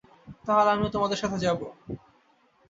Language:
Bangla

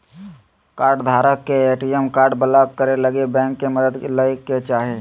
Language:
Magahi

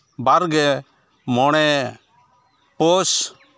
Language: Santali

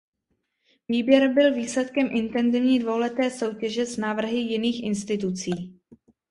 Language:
Czech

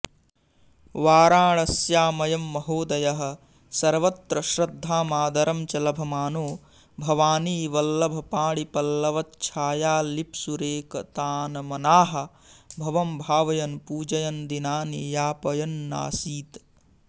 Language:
Sanskrit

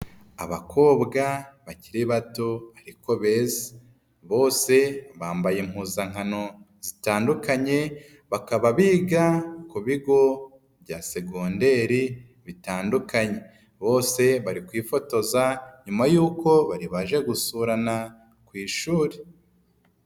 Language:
Kinyarwanda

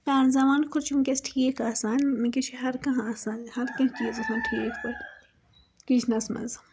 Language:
Kashmiri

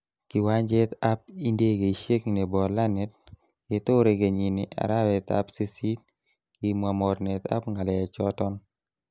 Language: Kalenjin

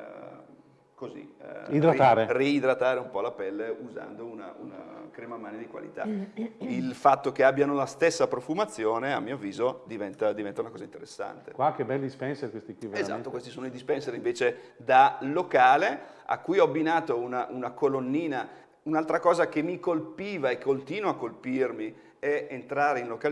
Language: Italian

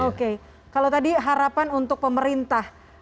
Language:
Indonesian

